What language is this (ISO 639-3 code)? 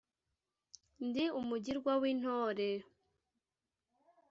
kin